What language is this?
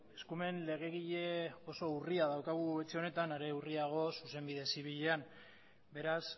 Basque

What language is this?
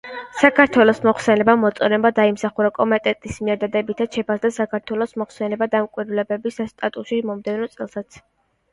Georgian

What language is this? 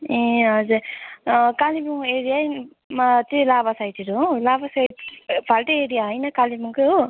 Nepali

